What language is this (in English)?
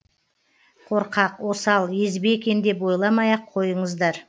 Kazakh